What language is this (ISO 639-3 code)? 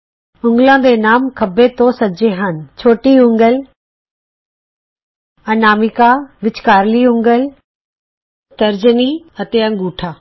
pan